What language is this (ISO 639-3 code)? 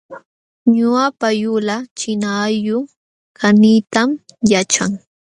qxw